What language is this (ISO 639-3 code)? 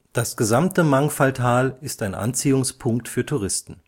deu